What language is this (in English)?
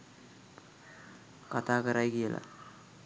Sinhala